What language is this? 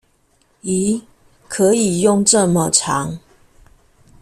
Chinese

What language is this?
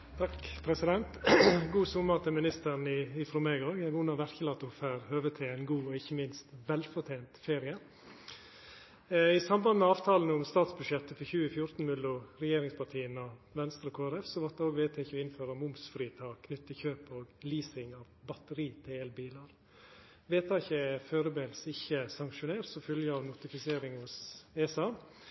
Norwegian Nynorsk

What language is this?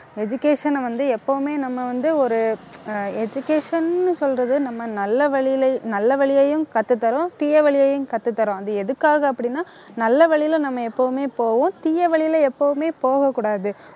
Tamil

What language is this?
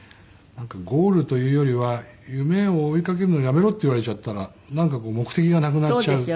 Japanese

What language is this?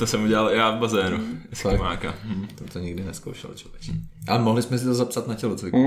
Czech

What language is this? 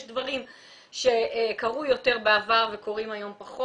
Hebrew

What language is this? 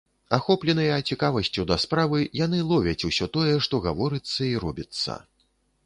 Belarusian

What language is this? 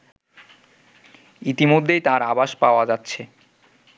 Bangla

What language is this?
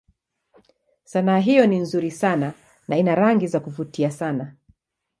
Swahili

